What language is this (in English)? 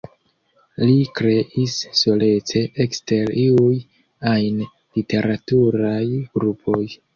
Esperanto